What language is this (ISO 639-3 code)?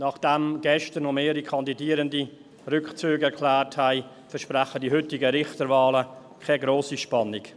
gsw